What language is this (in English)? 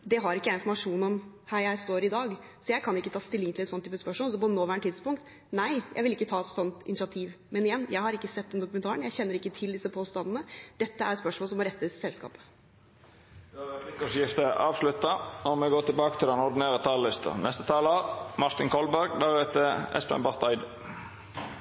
Norwegian